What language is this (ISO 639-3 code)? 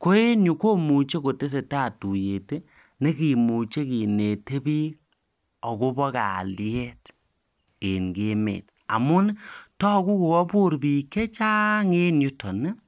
kln